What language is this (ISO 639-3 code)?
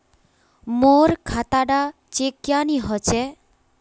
mag